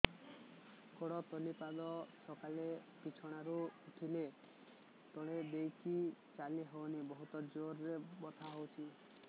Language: Odia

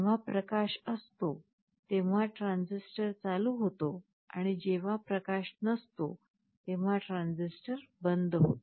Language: Marathi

